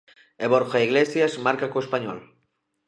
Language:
Galician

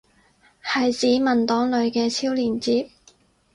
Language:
Cantonese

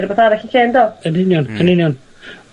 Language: Welsh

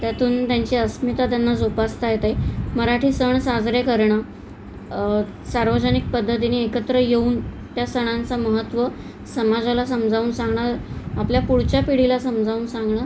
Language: Marathi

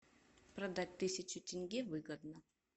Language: Russian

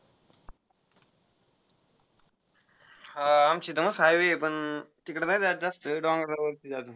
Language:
Marathi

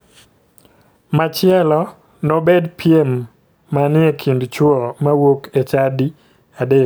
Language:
Luo (Kenya and Tanzania)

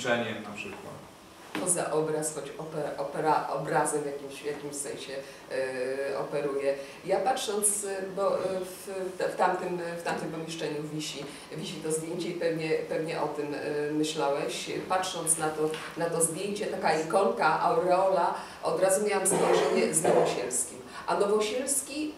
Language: Polish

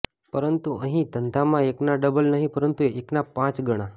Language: Gujarati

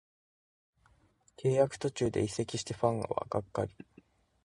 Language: Japanese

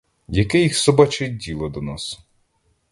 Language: Ukrainian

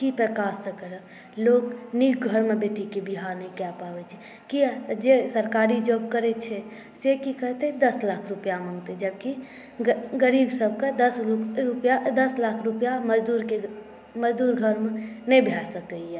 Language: Maithili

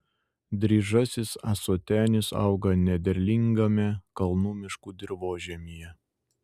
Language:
Lithuanian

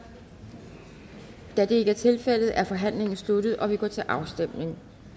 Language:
Danish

